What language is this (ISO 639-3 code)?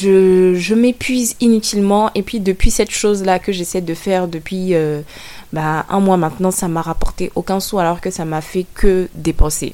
fra